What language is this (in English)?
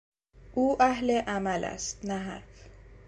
Persian